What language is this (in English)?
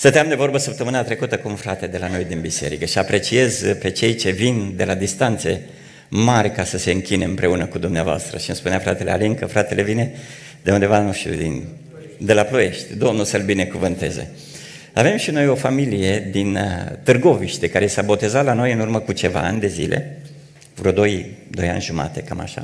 Romanian